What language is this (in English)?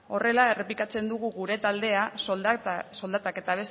Basque